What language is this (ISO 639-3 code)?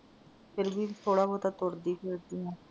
pan